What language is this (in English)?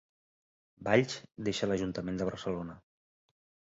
Catalan